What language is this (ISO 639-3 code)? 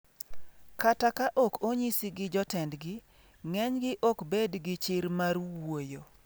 luo